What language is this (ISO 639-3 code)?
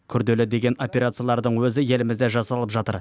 kaz